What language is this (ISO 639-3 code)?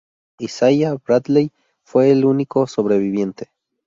spa